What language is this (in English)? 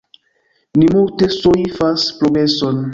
Esperanto